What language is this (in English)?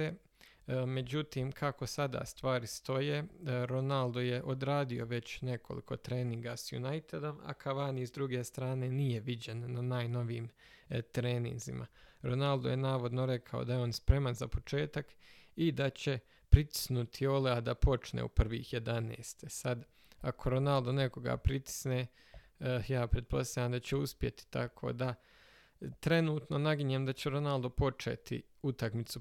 Croatian